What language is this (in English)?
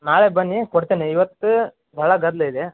Kannada